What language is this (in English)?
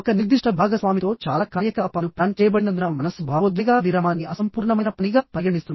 Telugu